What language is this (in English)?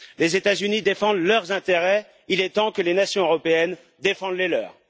French